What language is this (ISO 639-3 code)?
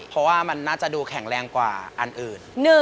tha